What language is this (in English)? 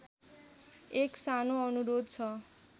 Nepali